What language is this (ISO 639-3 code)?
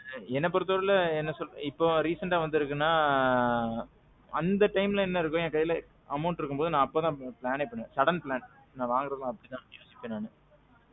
tam